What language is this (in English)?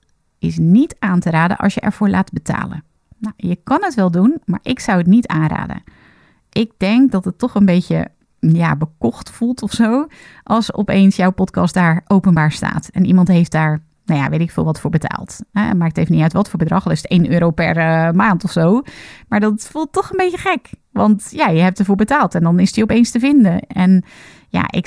Dutch